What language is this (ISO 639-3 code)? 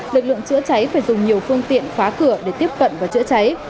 vie